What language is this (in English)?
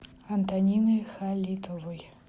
Russian